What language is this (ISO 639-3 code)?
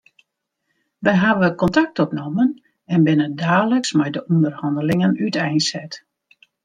fry